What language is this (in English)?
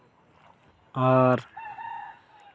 Santali